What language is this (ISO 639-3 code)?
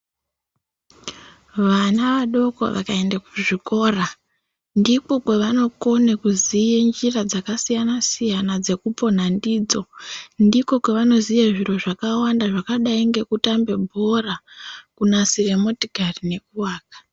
ndc